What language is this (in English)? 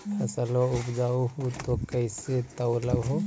Magahi